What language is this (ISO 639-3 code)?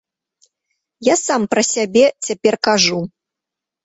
bel